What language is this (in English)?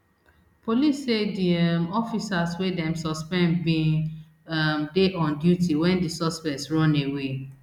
Nigerian Pidgin